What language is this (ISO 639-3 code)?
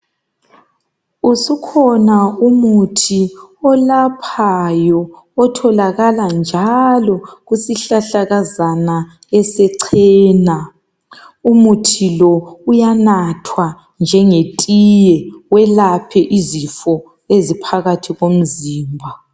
nde